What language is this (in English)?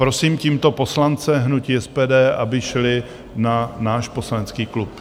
Czech